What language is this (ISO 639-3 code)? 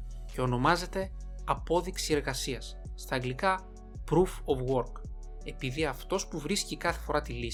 ell